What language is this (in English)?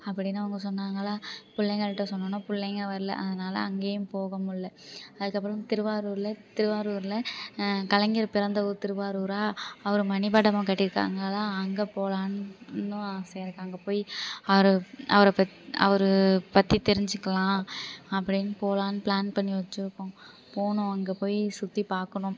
Tamil